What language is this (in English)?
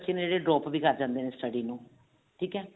Punjabi